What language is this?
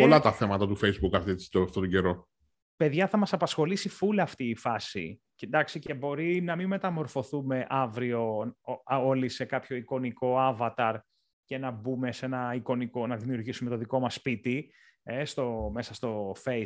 Greek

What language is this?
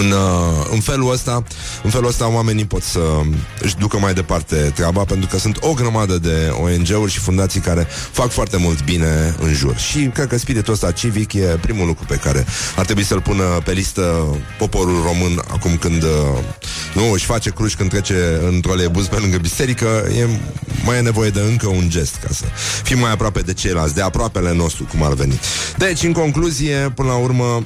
Romanian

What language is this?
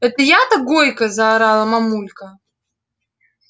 Russian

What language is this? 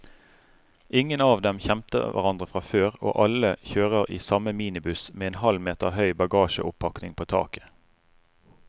Norwegian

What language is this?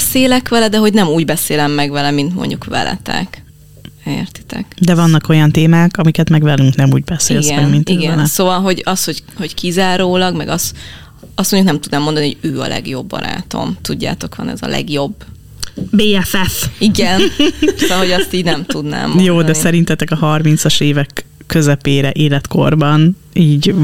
Hungarian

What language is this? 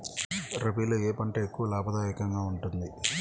Telugu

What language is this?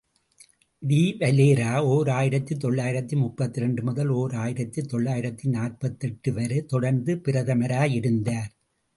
Tamil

